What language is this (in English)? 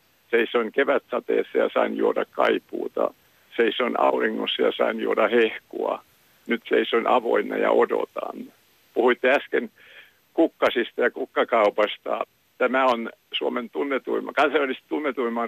Finnish